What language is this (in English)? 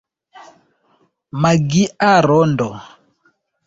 Esperanto